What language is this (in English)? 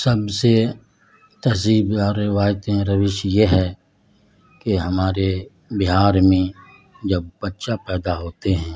Urdu